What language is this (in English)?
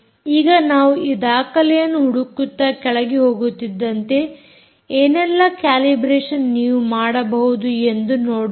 Kannada